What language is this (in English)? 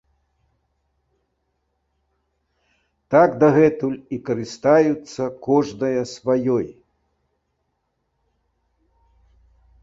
Belarusian